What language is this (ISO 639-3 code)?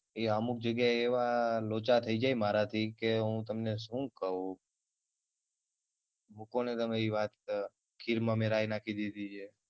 guj